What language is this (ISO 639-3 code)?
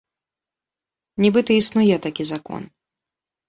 bel